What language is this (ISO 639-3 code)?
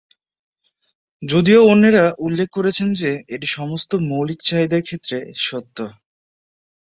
ben